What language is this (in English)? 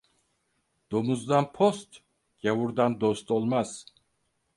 Turkish